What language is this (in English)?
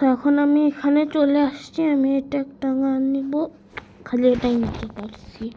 Romanian